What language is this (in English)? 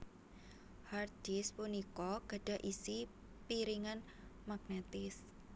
Javanese